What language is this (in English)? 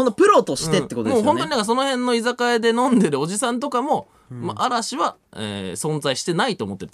Japanese